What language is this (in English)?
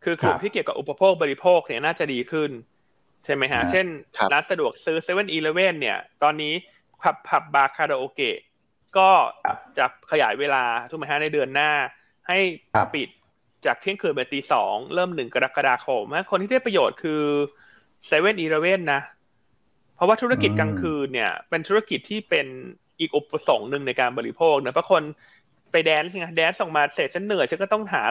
Thai